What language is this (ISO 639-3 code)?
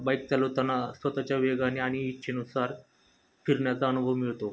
mar